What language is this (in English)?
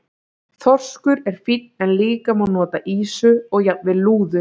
Icelandic